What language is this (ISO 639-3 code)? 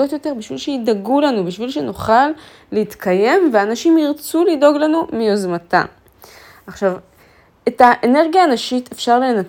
heb